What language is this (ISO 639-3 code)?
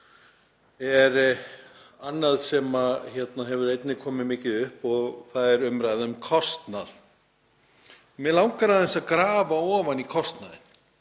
isl